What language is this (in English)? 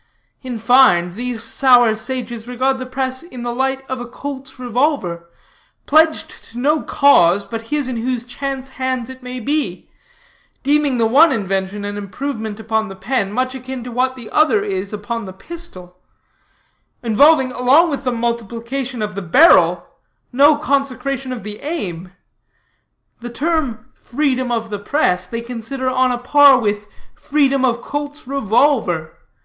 English